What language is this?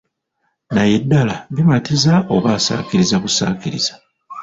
Ganda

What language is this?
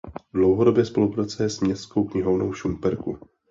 Czech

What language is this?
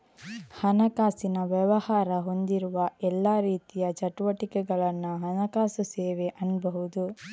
Kannada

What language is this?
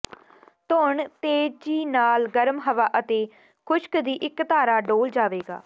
Punjabi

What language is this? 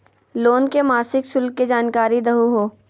Magahi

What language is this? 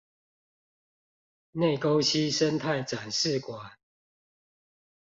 Chinese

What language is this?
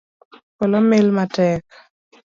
Luo (Kenya and Tanzania)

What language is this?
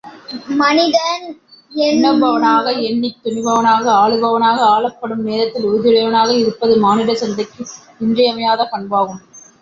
Tamil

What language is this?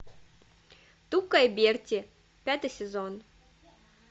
Russian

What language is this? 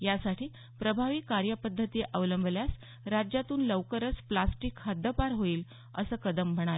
Marathi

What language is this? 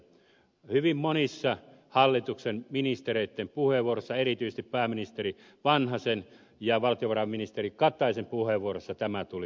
Finnish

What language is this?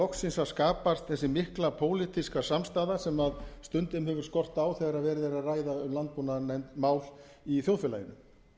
Icelandic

